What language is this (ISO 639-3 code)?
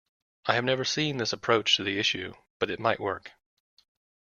eng